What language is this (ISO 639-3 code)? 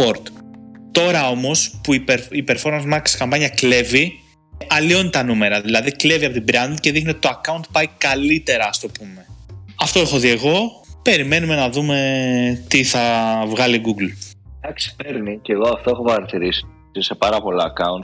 ell